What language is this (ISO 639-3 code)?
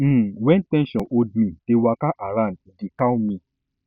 pcm